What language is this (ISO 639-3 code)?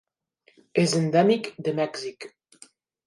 cat